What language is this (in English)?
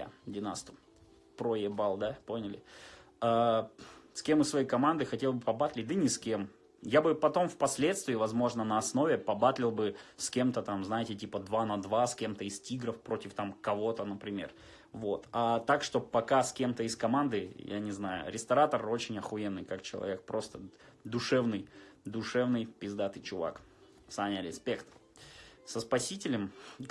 Russian